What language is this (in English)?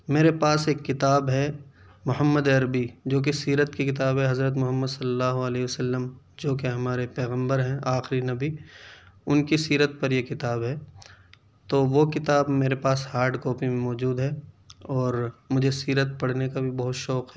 Urdu